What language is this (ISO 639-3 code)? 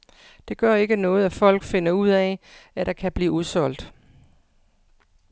dan